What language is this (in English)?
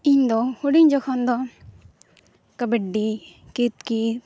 Santali